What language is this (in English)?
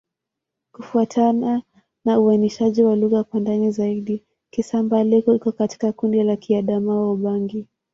Swahili